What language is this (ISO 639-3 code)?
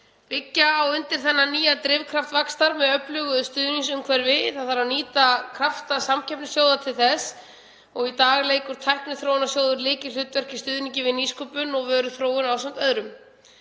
isl